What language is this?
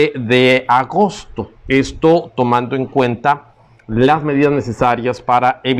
Spanish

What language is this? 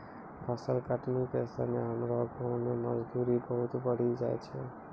Maithili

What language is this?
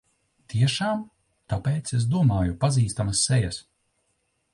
Latvian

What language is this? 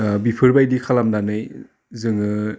Bodo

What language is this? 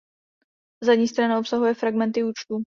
Czech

